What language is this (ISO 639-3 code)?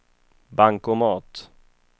swe